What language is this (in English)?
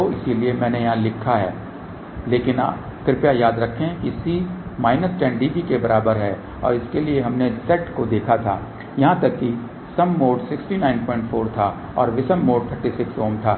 Hindi